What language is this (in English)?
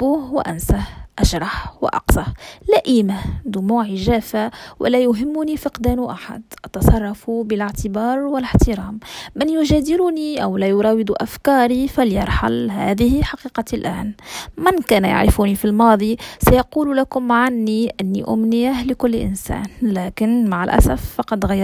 Arabic